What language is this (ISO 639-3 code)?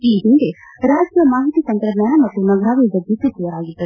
kan